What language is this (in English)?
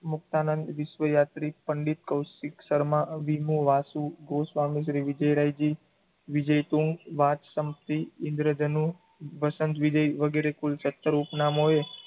Gujarati